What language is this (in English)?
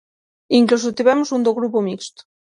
Galician